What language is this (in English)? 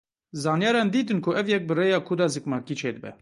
Kurdish